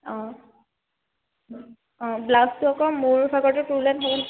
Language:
Assamese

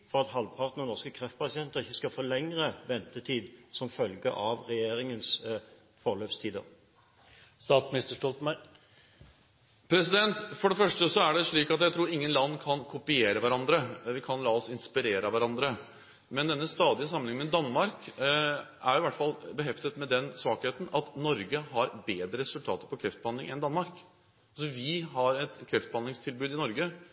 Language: Norwegian Bokmål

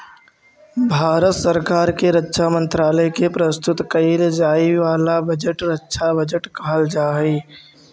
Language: Magahi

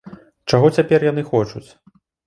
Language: Belarusian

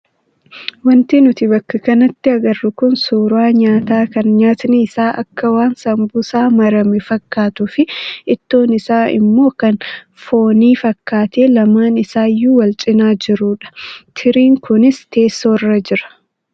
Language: Oromo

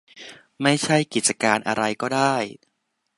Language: Thai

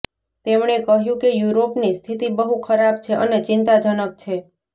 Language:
Gujarati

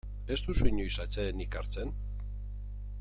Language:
Basque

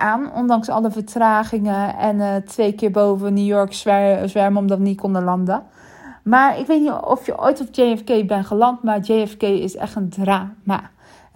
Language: Dutch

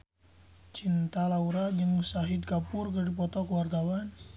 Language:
Sundanese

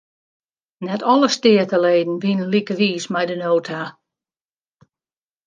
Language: Western Frisian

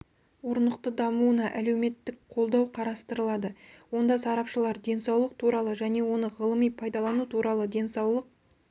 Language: Kazakh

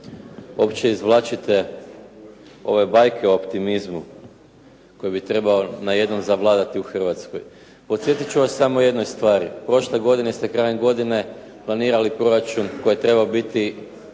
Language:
Croatian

